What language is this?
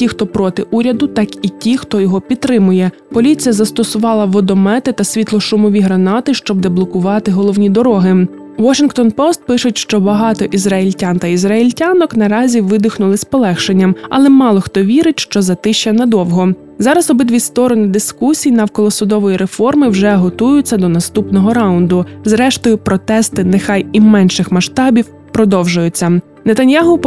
Ukrainian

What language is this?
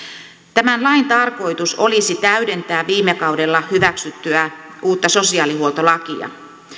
Finnish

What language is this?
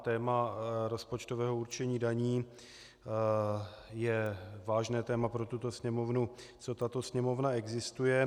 Czech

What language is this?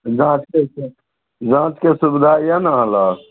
Maithili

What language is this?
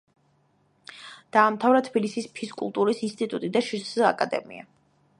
Georgian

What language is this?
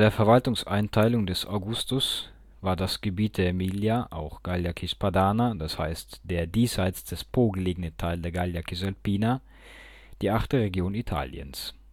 German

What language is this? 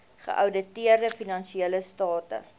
Afrikaans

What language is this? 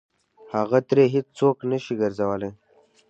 Pashto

